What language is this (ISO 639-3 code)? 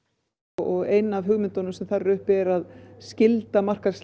isl